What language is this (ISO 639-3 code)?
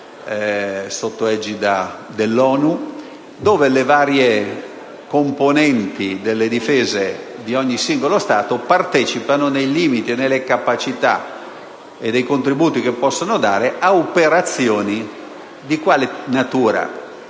ita